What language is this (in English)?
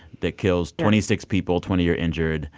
English